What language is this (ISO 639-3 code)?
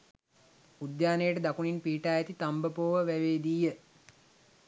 sin